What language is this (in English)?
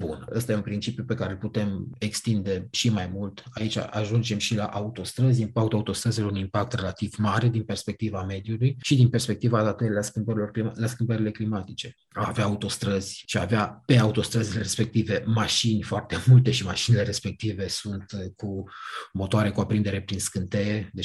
Romanian